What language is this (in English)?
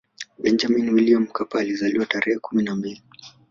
Swahili